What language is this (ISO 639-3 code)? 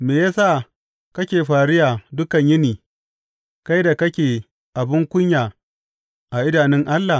hau